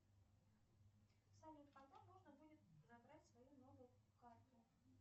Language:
Russian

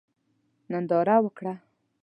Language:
Pashto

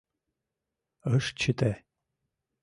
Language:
Mari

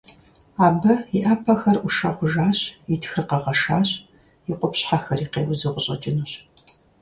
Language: Kabardian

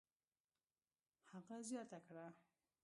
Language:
Pashto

